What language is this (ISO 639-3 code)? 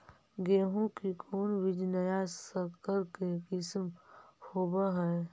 mag